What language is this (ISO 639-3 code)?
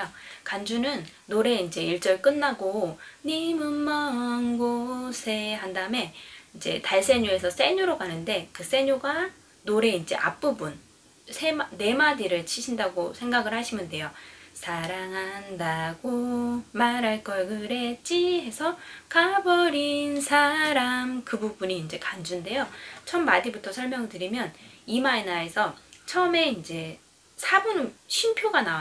kor